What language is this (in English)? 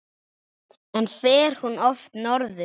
Icelandic